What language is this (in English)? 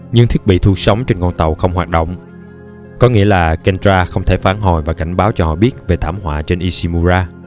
Vietnamese